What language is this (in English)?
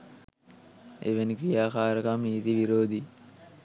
Sinhala